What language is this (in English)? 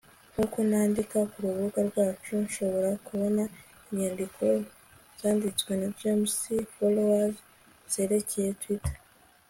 Kinyarwanda